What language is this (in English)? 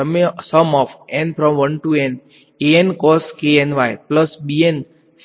Gujarati